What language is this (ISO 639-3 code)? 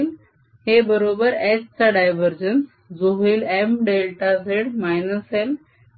mar